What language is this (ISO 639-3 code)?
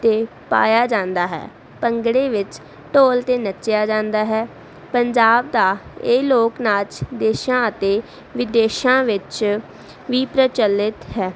pan